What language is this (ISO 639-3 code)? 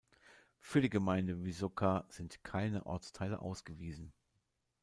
deu